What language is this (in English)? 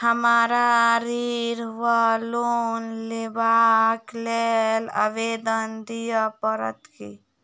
Maithili